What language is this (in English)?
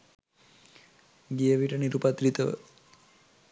Sinhala